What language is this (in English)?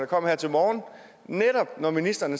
Danish